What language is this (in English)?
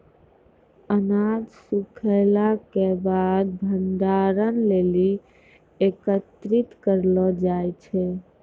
Maithili